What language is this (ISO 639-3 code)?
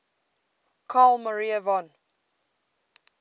eng